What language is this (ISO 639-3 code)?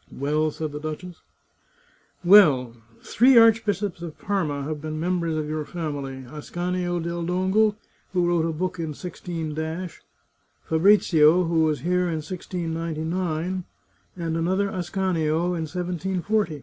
eng